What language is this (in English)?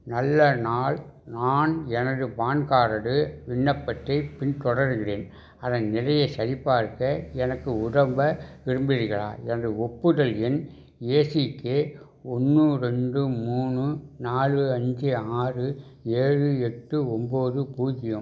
Tamil